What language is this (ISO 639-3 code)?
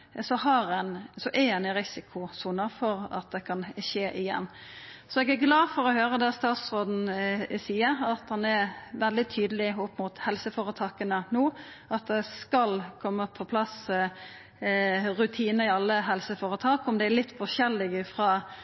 nno